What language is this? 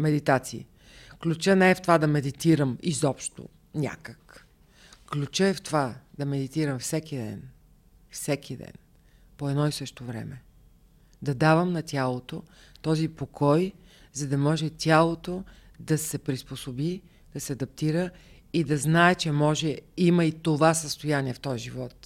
Bulgarian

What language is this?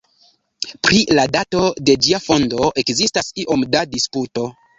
Esperanto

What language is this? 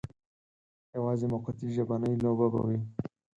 Pashto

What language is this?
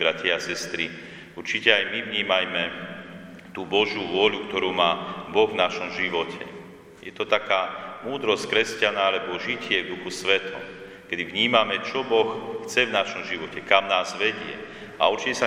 Slovak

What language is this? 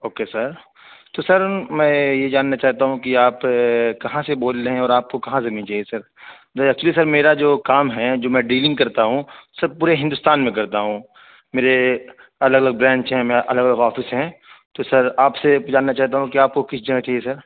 Urdu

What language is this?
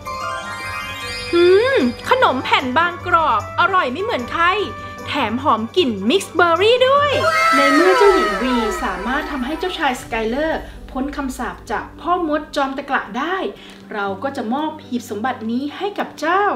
Thai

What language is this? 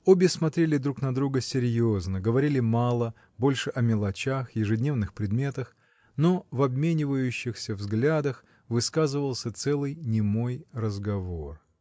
Russian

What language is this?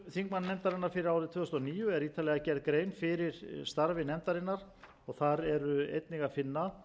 Icelandic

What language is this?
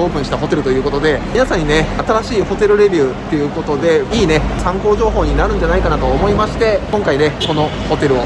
Japanese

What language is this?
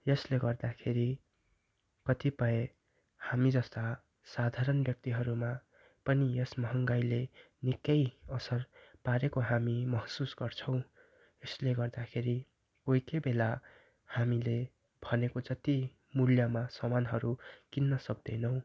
Nepali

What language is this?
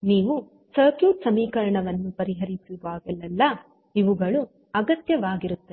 Kannada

